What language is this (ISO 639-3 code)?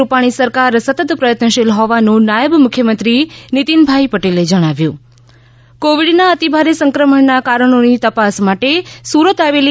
guj